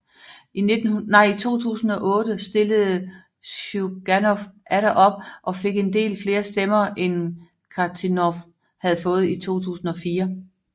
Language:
Danish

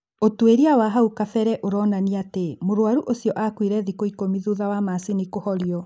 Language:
Kikuyu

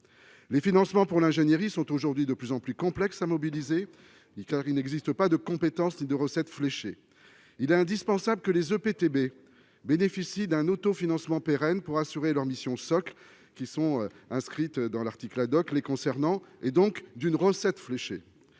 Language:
French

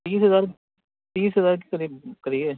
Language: Urdu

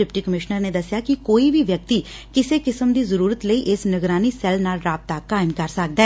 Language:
Punjabi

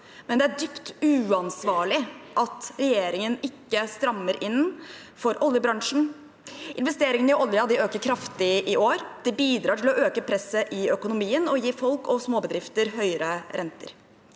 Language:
Norwegian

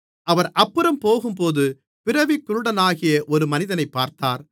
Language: Tamil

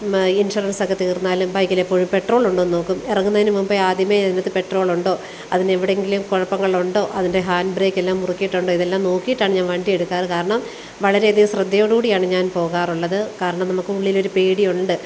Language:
Malayalam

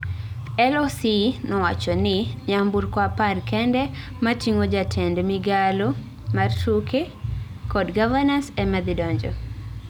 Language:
Luo (Kenya and Tanzania)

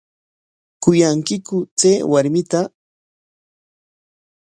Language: Corongo Ancash Quechua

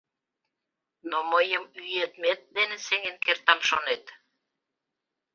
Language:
Mari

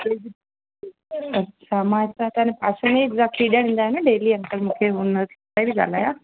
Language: Sindhi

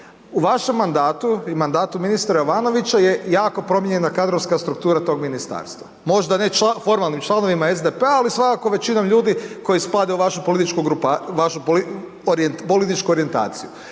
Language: Croatian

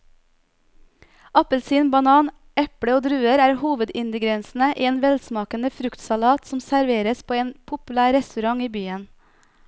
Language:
Norwegian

